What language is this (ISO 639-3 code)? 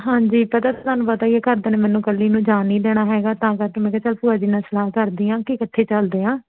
pan